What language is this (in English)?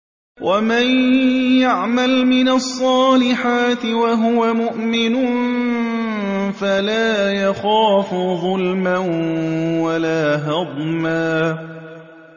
Arabic